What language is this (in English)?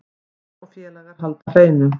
Icelandic